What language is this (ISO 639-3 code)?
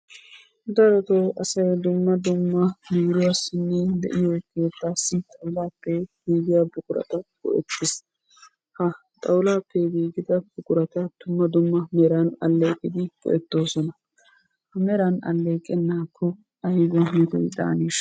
wal